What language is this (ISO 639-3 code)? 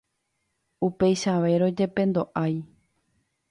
grn